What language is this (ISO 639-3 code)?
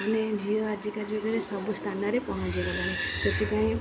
ori